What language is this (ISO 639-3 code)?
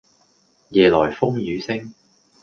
yue